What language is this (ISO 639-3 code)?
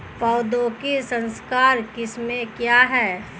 hin